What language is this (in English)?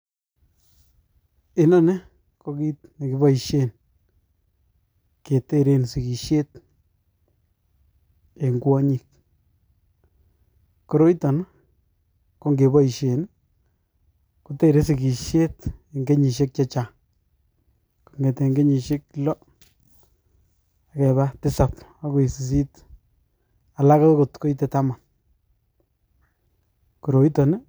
Kalenjin